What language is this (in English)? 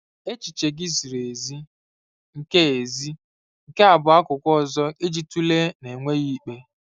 Igbo